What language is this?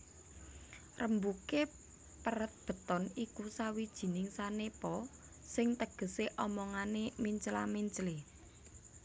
Javanese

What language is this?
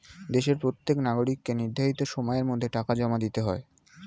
Bangla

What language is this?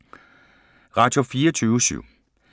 Danish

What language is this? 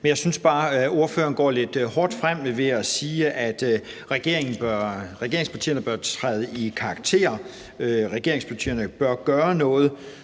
Danish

